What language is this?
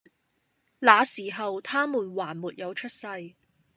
Cantonese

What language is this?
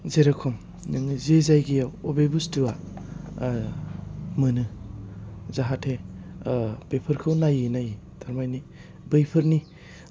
Bodo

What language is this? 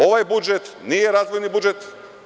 Serbian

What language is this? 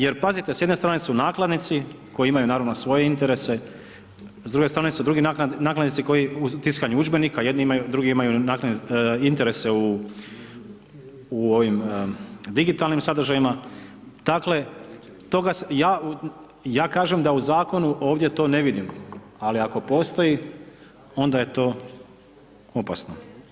Croatian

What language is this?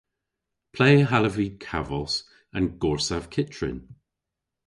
Cornish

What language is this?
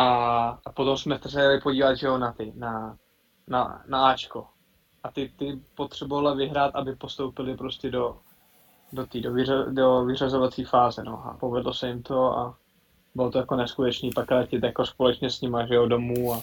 Czech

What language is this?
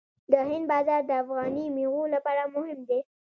Pashto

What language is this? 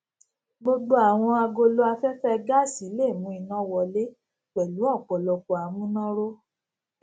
Yoruba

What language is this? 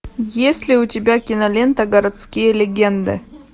Russian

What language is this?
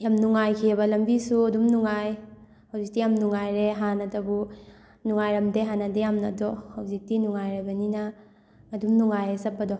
Manipuri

